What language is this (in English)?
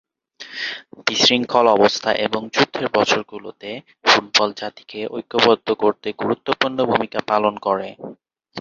Bangla